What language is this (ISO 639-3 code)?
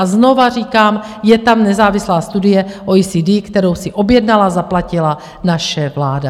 ces